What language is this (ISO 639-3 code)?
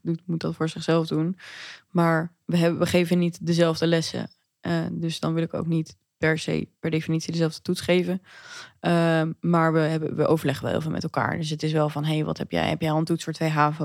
nld